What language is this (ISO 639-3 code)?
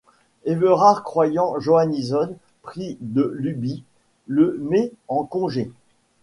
fra